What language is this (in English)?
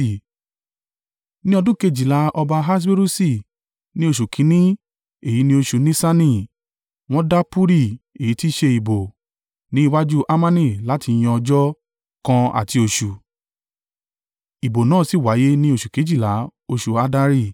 Yoruba